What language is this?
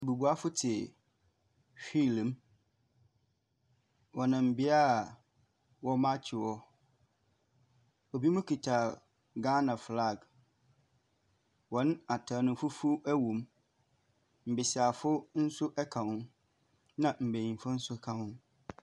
Akan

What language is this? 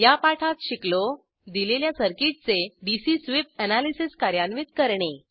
Marathi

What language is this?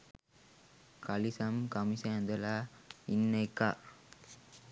Sinhala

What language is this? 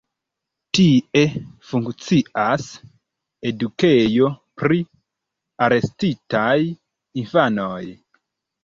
Esperanto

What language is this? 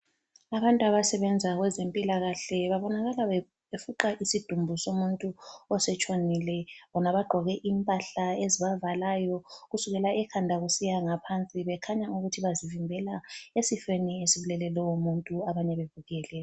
North Ndebele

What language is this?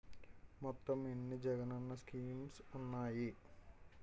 Telugu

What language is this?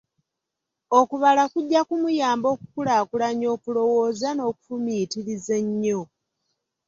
Ganda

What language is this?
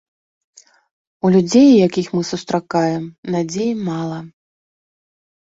Belarusian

